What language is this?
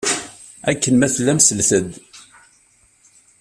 Kabyle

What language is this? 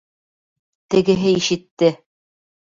Bashkir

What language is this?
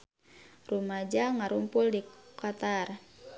Sundanese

